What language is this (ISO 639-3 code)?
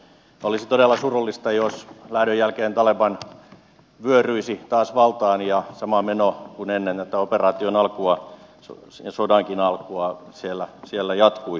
fin